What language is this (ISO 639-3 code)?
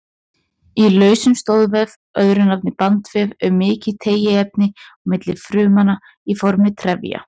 isl